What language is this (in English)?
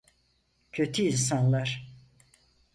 Turkish